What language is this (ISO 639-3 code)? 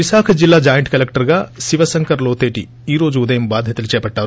tel